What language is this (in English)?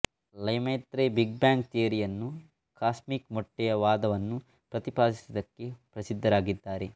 Kannada